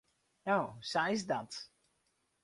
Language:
Western Frisian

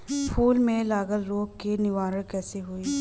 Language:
Bhojpuri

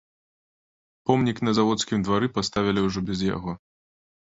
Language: Belarusian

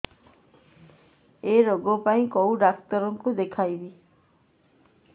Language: Odia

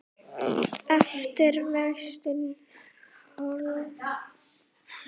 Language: Icelandic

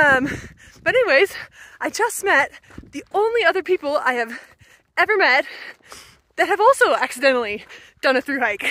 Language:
English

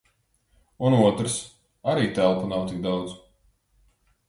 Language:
Latvian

